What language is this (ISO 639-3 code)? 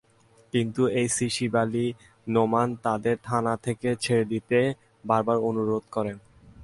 ben